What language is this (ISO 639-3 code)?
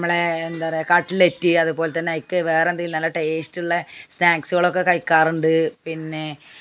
mal